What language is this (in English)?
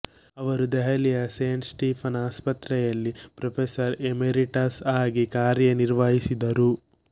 Kannada